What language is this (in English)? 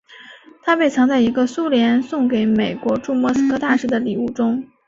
Chinese